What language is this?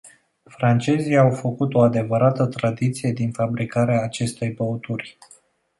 Romanian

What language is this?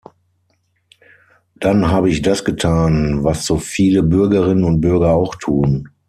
German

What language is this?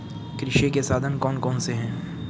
Hindi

